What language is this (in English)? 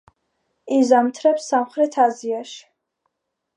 Georgian